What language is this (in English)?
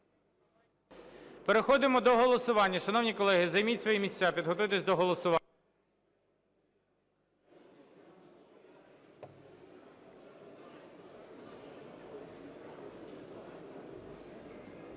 Ukrainian